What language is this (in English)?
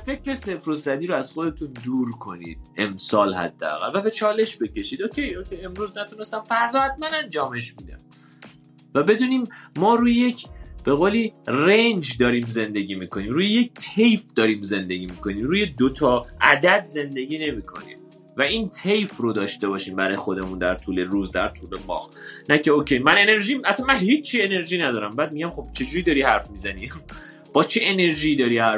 Persian